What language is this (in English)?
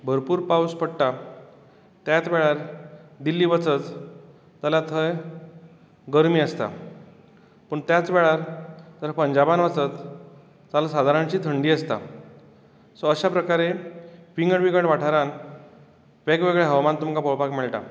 Konkani